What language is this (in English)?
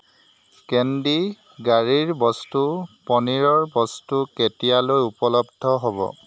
Assamese